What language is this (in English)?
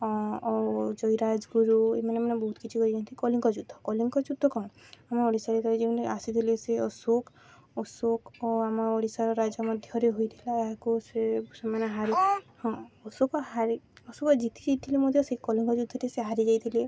Odia